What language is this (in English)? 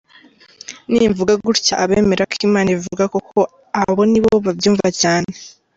Kinyarwanda